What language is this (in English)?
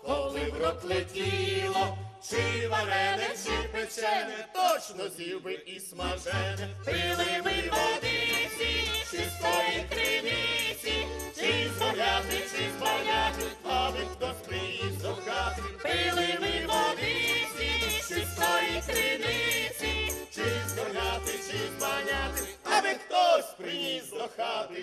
Romanian